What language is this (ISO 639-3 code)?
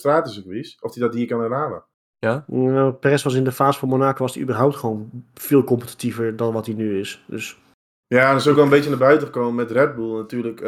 nld